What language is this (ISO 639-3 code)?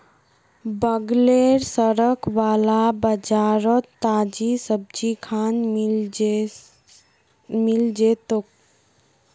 mag